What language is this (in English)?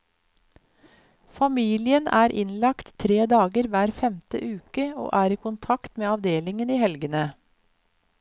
Norwegian